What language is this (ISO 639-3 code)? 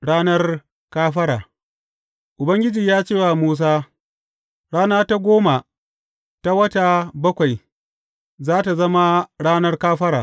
hau